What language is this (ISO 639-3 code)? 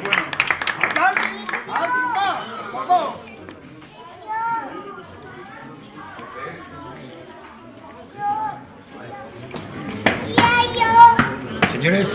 spa